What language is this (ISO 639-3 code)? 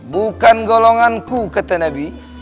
ind